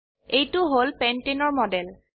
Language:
Assamese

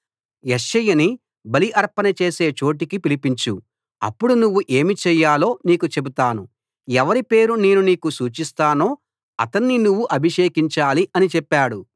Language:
Telugu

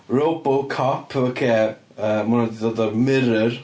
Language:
Welsh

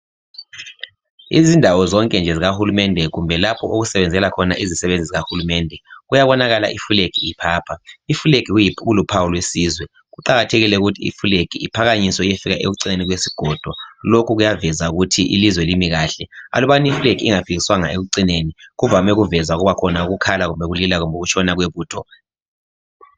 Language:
North Ndebele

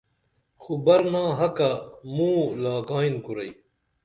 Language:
Dameli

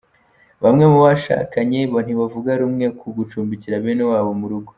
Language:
Kinyarwanda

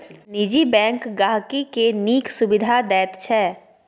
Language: Maithili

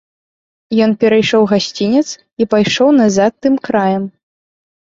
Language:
Belarusian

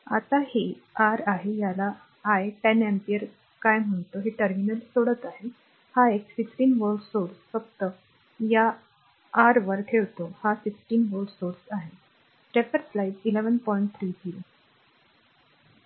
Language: Marathi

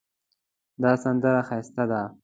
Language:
Pashto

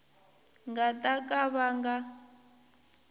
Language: Tsonga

